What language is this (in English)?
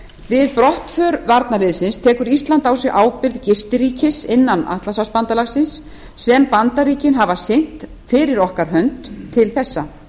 Icelandic